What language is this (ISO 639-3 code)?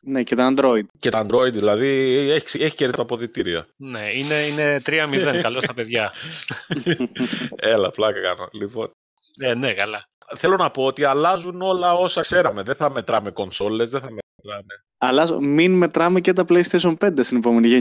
ell